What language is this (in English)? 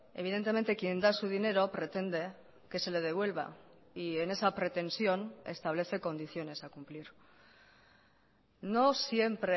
Spanish